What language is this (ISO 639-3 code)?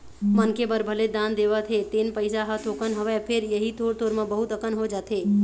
hne